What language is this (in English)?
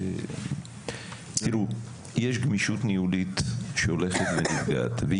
Hebrew